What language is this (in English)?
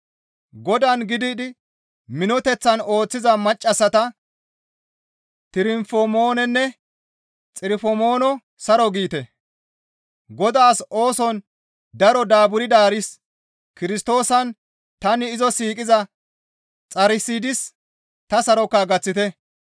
Gamo